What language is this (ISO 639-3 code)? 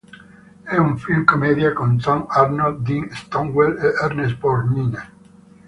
ita